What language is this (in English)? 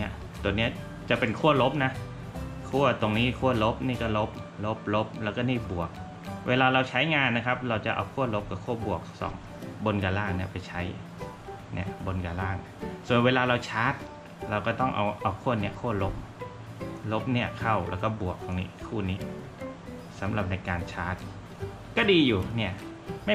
Thai